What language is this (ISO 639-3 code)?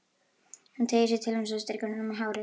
isl